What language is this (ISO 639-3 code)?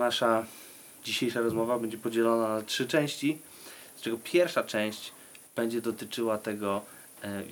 pol